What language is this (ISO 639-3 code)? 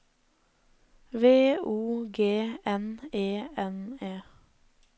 nor